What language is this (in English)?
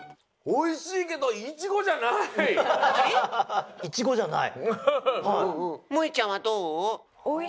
Japanese